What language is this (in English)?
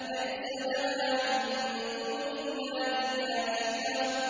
Arabic